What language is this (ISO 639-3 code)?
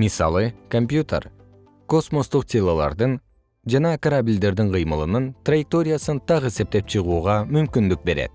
kir